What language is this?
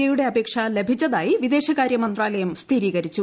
Malayalam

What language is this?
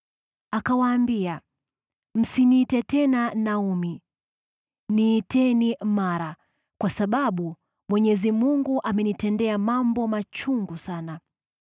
Swahili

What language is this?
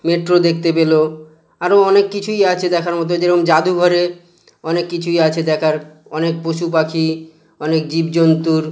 Bangla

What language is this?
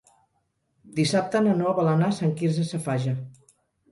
Catalan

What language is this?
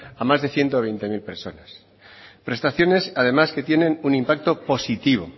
Spanish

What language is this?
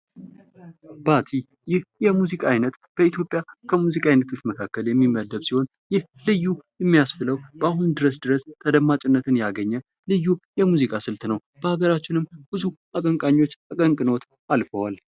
Amharic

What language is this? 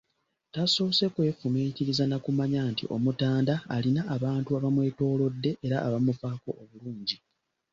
Ganda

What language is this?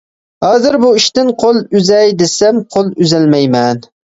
Uyghur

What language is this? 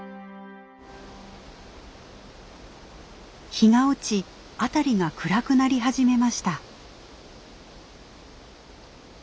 Japanese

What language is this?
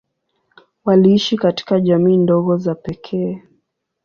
Swahili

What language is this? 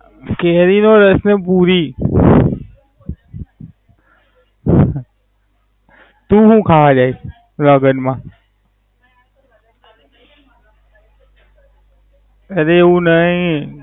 Gujarati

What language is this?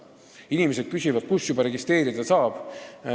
Estonian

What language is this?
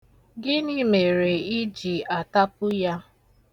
Igbo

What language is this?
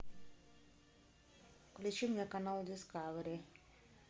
Russian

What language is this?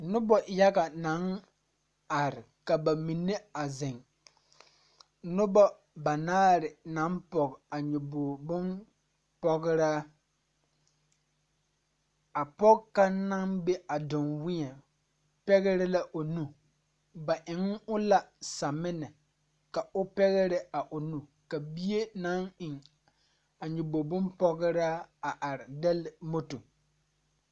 Southern Dagaare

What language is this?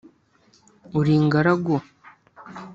Kinyarwanda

